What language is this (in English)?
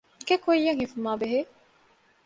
Divehi